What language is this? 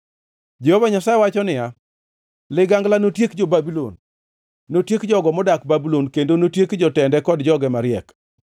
Luo (Kenya and Tanzania)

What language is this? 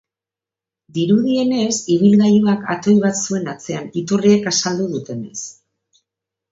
Basque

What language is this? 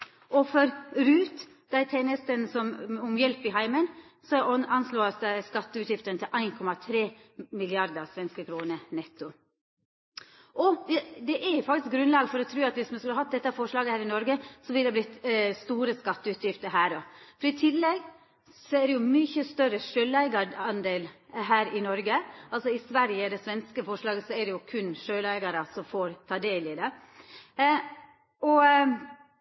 Norwegian Nynorsk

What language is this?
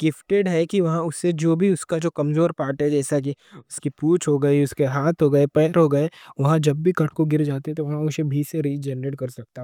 Deccan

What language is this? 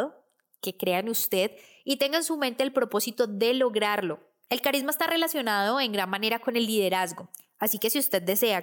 Spanish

